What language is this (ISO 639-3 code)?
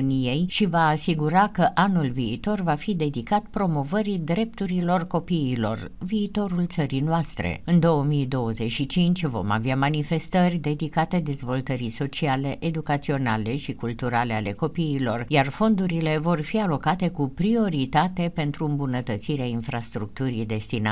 ron